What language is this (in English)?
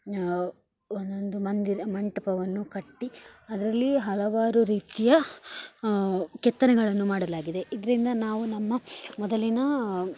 Kannada